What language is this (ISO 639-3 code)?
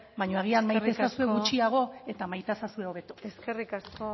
eus